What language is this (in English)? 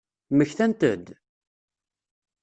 Kabyle